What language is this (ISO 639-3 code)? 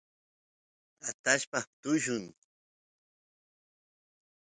qus